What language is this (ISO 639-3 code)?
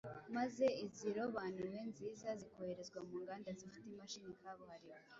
kin